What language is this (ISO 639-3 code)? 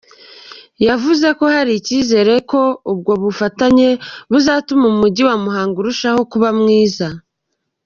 kin